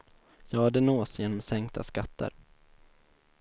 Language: Swedish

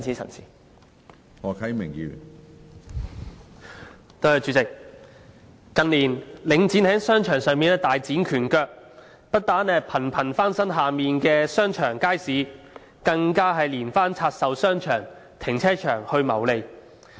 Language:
Cantonese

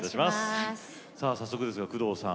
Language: Japanese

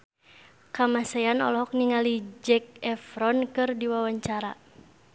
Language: Sundanese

